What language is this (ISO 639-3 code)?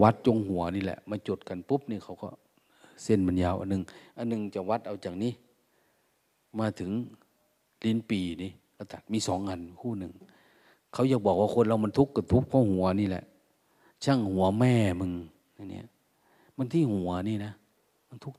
tha